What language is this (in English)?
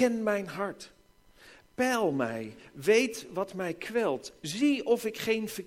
Dutch